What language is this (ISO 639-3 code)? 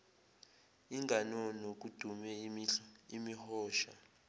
zul